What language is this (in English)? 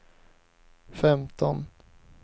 Swedish